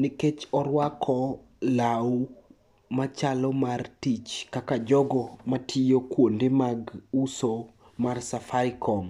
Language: Luo (Kenya and Tanzania)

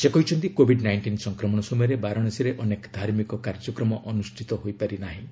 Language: Odia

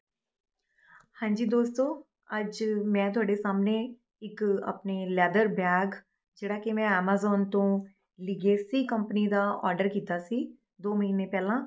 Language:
Punjabi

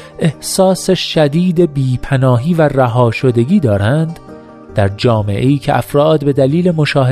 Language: Persian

